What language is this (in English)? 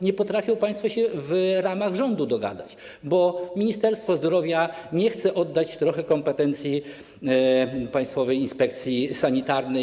Polish